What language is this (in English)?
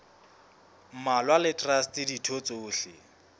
Southern Sotho